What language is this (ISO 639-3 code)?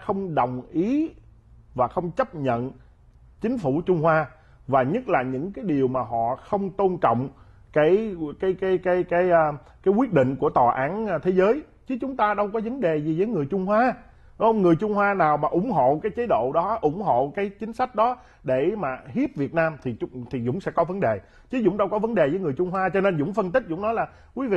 vie